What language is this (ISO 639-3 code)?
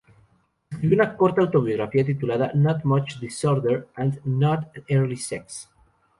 spa